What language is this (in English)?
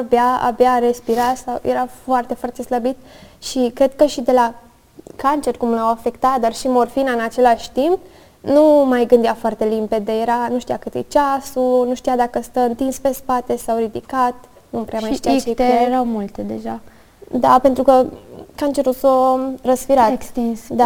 Romanian